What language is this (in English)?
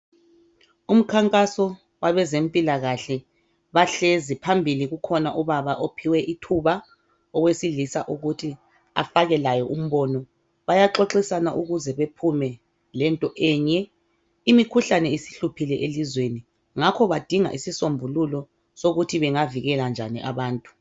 North Ndebele